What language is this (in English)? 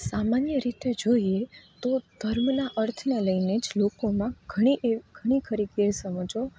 Gujarati